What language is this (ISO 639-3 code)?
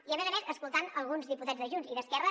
cat